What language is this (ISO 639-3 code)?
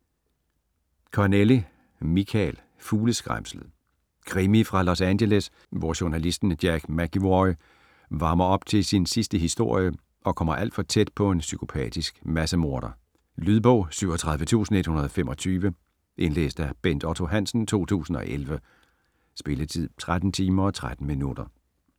dan